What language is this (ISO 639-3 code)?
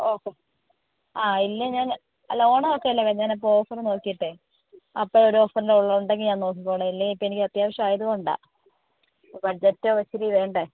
mal